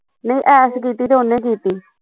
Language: Punjabi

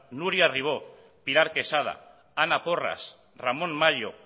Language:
Basque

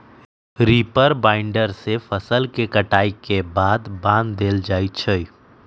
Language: Magahi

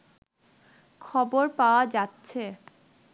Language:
Bangla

